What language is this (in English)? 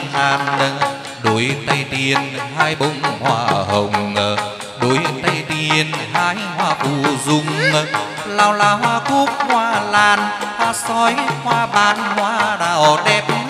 Vietnamese